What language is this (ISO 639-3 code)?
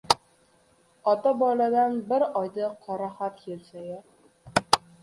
uzb